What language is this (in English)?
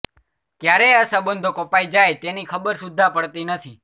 Gujarati